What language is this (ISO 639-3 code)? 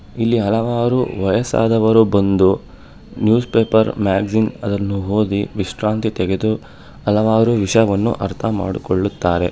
kan